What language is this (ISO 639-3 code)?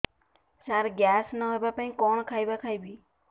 ori